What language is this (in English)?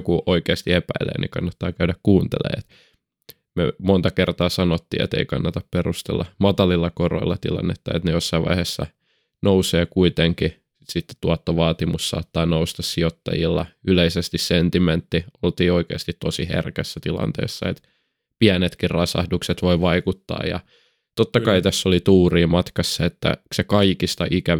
Finnish